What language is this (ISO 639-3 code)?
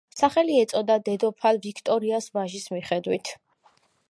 kat